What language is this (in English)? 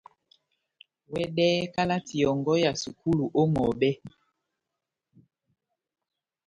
Batanga